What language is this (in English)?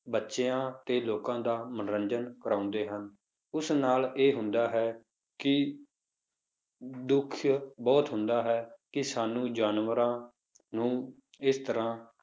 Punjabi